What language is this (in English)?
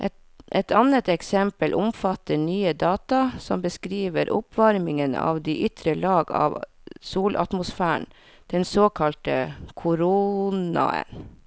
Norwegian